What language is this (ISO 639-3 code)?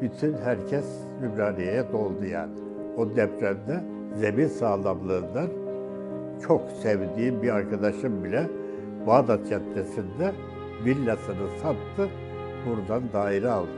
tur